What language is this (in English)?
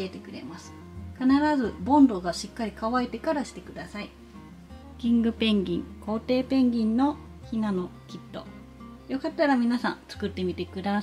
Japanese